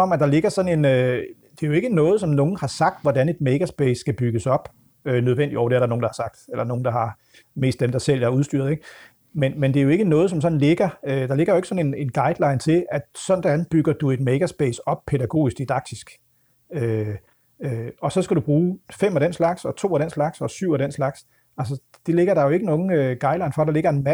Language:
Danish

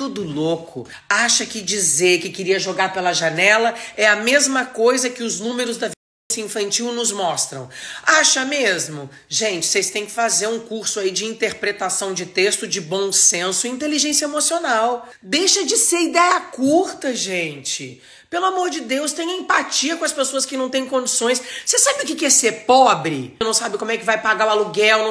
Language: Portuguese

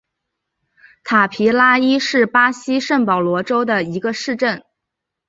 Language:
Chinese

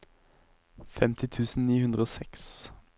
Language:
Norwegian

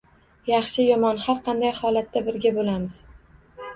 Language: Uzbek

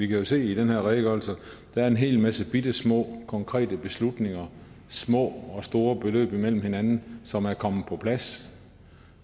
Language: Danish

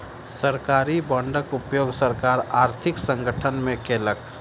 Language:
Maithili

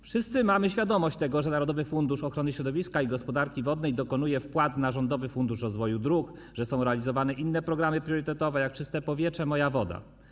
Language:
Polish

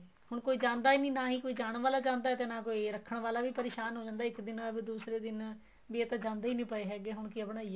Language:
Punjabi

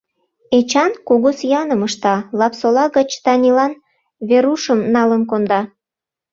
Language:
Mari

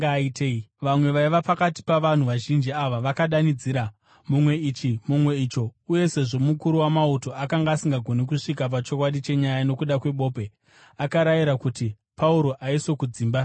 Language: Shona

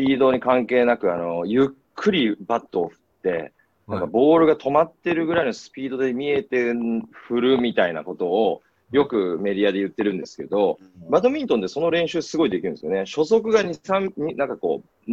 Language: Japanese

